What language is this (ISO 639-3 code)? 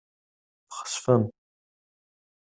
kab